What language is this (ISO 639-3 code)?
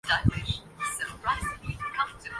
urd